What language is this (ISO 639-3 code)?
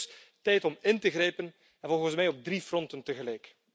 nld